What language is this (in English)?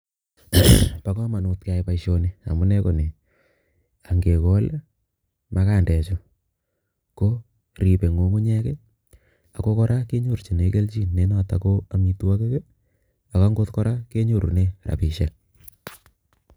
Kalenjin